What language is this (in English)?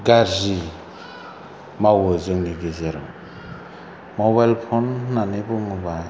Bodo